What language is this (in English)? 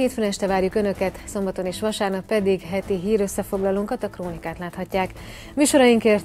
Hungarian